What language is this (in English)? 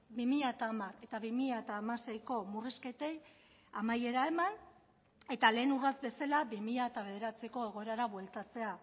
Basque